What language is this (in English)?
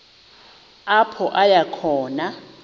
Xhosa